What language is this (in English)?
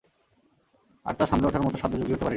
Bangla